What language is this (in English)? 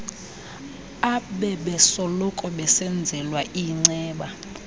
Xhosa